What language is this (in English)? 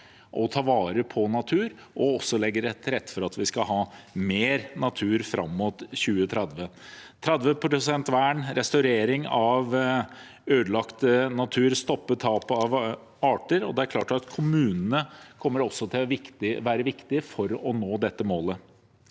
Norwegian